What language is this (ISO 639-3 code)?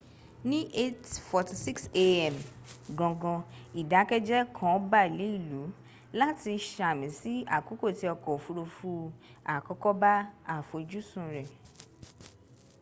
yor